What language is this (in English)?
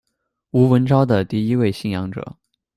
Chinese